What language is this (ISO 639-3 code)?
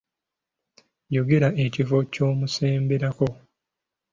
lug